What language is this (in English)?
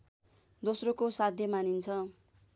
Nepali